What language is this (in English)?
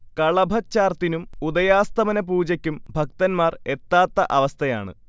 Malayalam